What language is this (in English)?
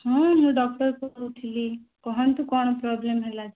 Odia